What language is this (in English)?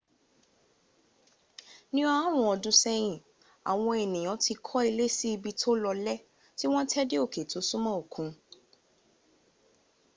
Yoruba